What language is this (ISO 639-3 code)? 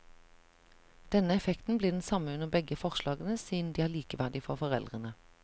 nor